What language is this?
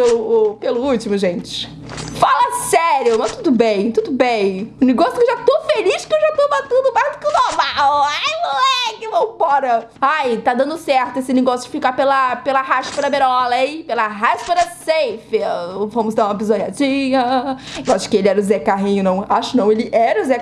Portuguese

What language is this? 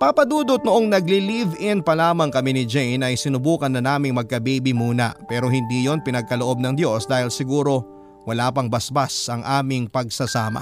Filipino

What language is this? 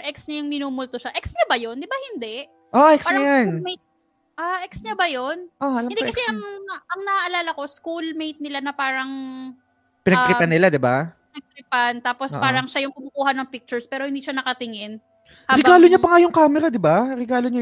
Filipino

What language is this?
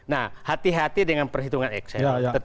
Indonesian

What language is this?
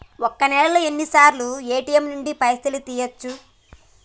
Telugu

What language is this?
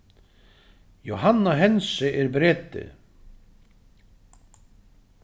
Faroese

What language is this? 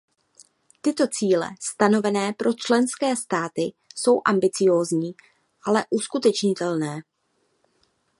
Czech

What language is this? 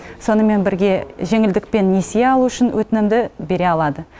Kazakh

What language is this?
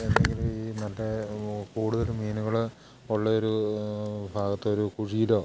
Malayalam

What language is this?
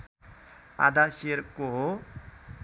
Nepali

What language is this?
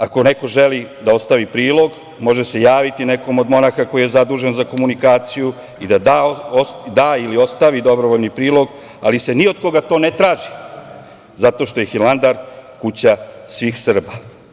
Serbian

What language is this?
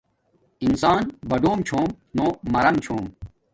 Domaaki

